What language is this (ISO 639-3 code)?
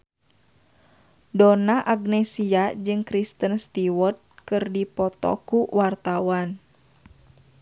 sun